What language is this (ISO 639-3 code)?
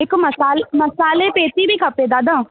snd